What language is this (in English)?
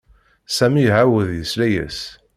Kabyle